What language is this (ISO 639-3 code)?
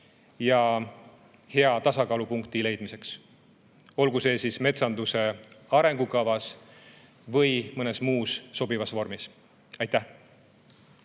est